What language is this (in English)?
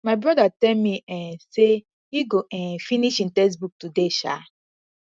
Nigerian Pidgin